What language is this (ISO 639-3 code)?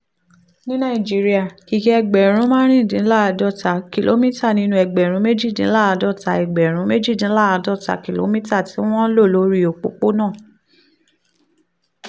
yor